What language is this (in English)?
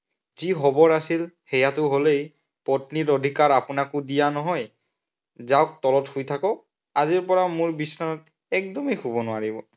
Assamese